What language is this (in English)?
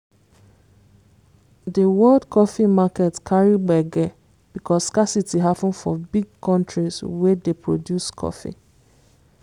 Nigerian Pidgin